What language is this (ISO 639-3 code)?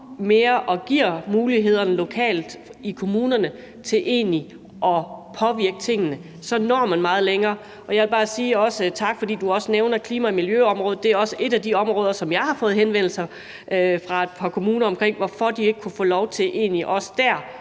dan